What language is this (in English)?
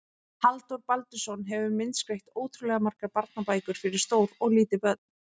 Icelandic